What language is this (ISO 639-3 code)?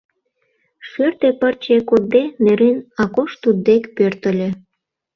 chm